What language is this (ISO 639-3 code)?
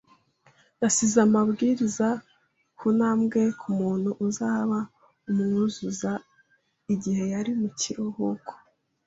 kin